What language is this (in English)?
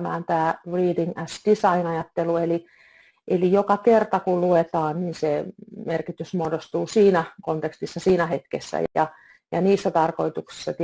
Finnish